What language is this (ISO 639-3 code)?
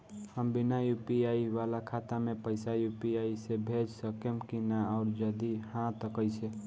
bho